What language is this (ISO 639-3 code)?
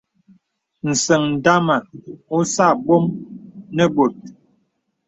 beb